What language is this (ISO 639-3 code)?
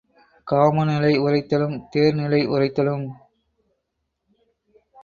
tam